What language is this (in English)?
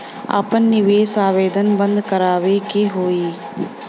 Bhojpuri